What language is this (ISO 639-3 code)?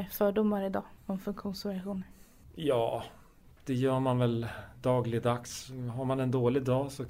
swe